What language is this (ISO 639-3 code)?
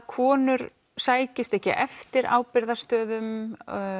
isl